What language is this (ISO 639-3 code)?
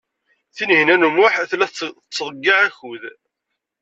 kab